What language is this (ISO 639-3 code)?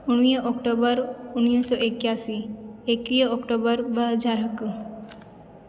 snd